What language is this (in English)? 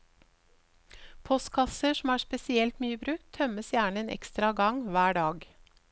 Norwegian